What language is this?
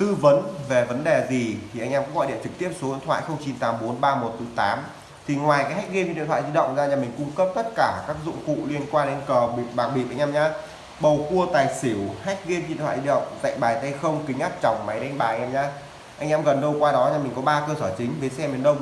Vietnamese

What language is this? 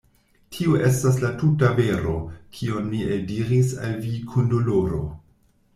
Esperanto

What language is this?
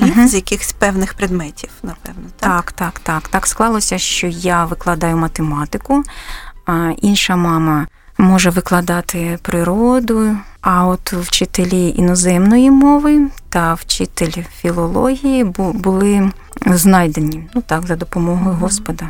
Ukrainian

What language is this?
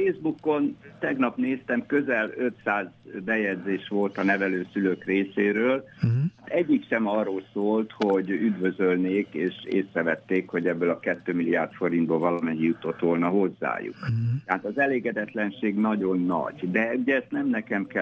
Hungarian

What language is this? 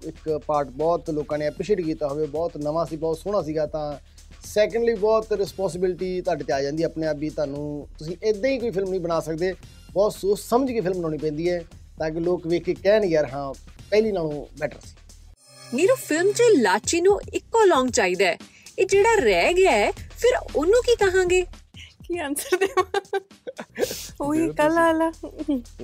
Punjabi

